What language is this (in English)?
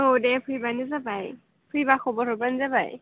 Bodo